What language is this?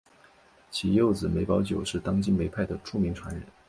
Chinese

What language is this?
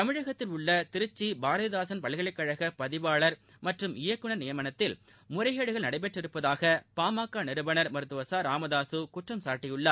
Tamil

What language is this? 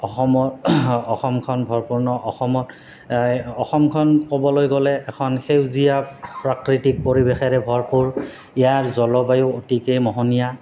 Assamese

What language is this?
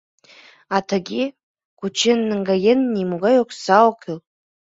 Mari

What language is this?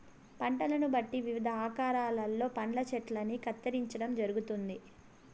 Telugu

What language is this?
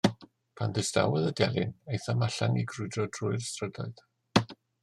Welsh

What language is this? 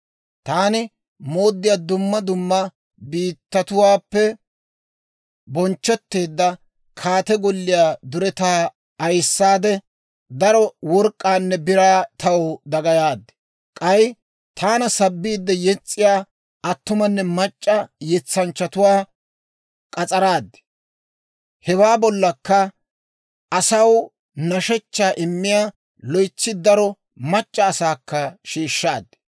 Dawro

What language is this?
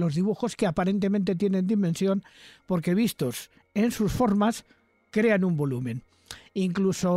Spanish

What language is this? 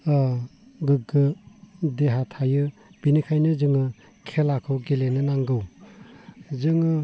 Bodo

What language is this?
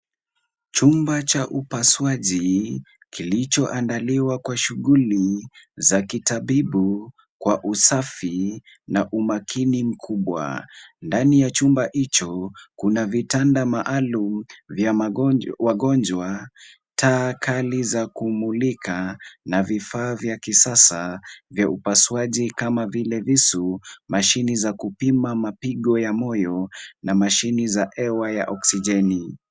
Swahili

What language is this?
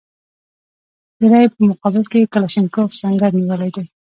Pashto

